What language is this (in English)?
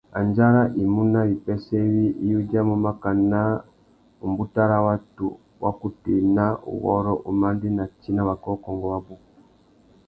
Tuki